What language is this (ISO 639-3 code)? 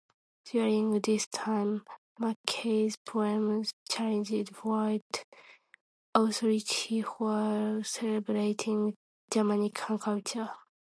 eng